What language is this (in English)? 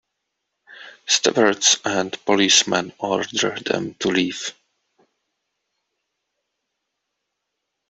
English